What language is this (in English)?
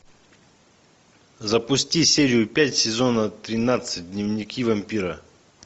Russian